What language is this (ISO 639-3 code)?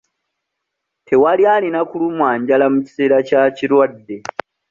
lug